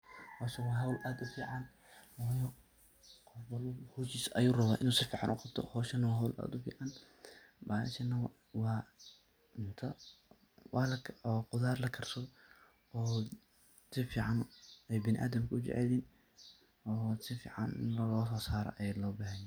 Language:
Somali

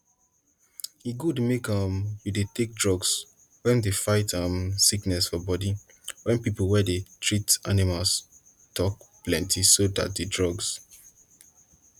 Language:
Nigerian Pidgin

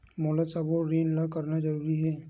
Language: Chhattisgarhi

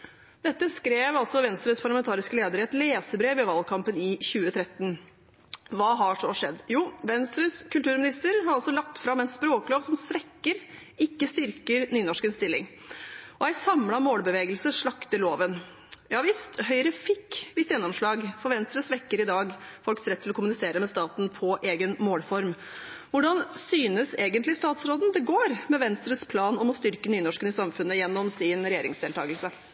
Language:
Norwegian Nynorsk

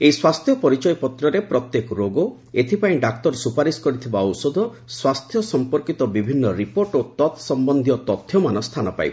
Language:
Odia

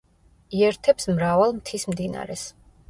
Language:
Georgian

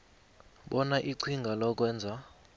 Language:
South Ndebele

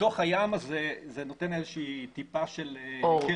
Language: Hebrew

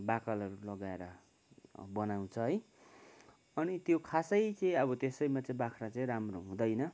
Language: Nepali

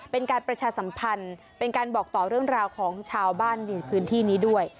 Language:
Thai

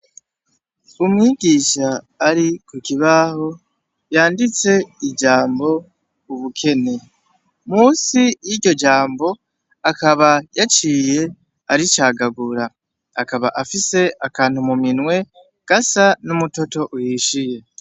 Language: Rundi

